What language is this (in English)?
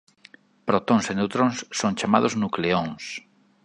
Galician